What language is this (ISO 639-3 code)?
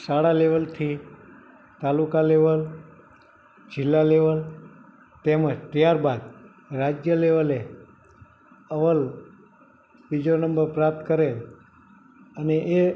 guj